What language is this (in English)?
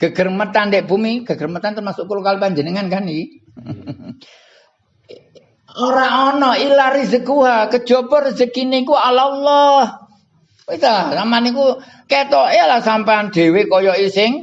Indonesian